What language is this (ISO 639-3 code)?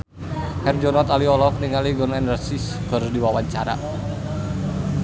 sun